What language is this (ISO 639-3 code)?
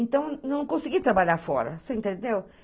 por